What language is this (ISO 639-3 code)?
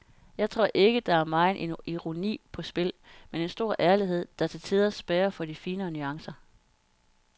dan